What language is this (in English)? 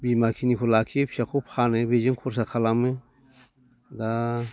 Bodo